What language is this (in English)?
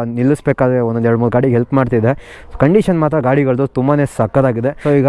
Kannada